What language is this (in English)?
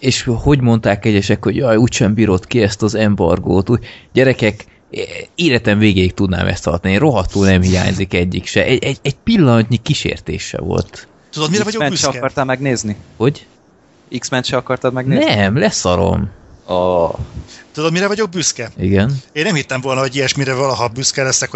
Hungarian